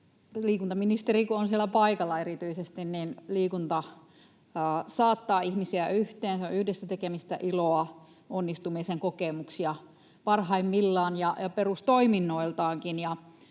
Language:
Finnish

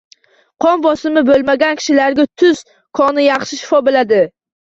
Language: Uzbek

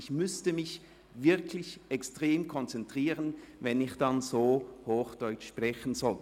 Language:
Swiss German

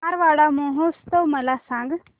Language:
Marathi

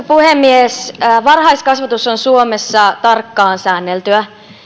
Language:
Finnish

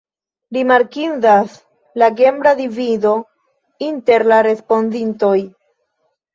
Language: Esperanto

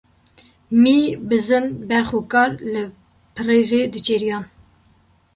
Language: Kurdish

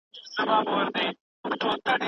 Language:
Pashto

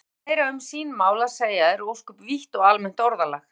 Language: Icelandic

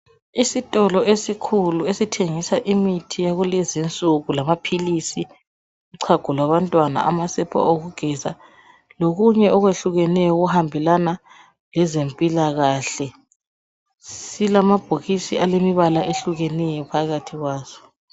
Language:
North Ndebele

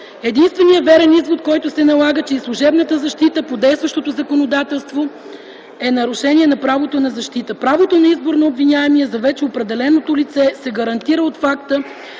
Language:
Bulgarian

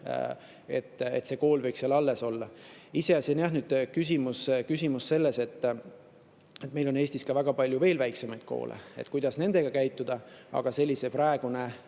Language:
Estonian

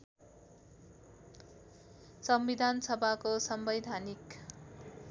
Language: Nepali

